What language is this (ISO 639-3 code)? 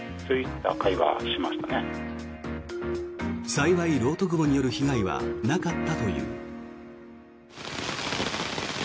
jpn